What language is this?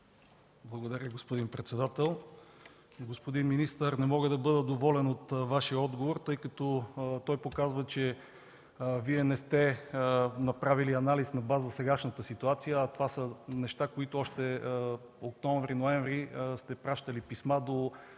Bulgarian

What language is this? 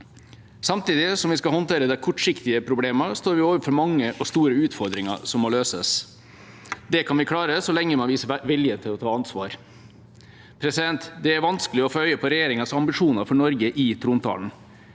Norwegian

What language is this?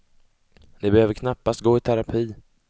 Swedish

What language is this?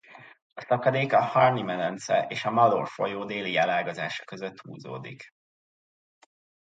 Hungarian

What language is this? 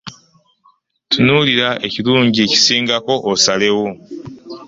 Ganda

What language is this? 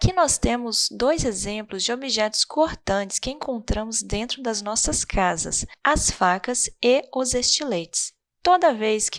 Portuguese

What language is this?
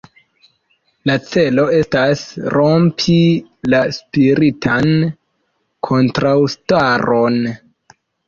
Esperanto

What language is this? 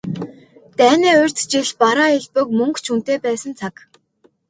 Mongolian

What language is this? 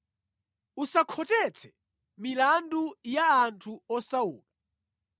Nyanja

